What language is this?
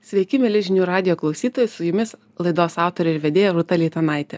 Lithuanian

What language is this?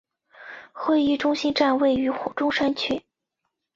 Chinese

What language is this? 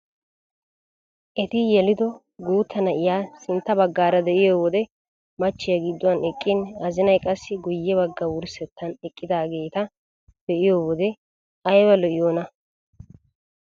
Wolaytta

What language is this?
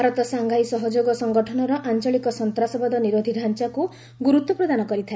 Odia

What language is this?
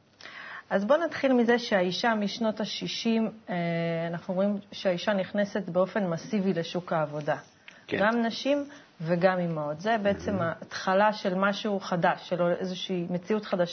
Hebrew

